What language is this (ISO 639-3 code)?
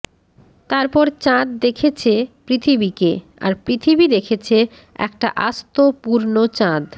ben